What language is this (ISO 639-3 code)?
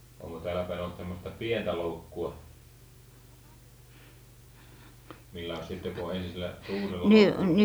fin